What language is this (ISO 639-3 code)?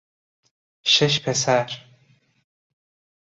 fas